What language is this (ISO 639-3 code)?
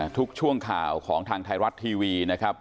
tha